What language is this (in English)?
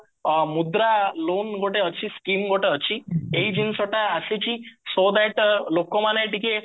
Odia